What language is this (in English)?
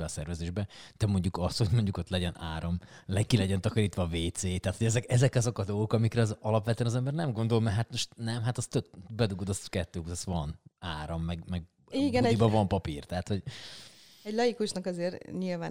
Hungarian